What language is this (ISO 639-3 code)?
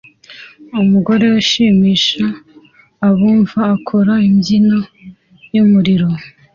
kin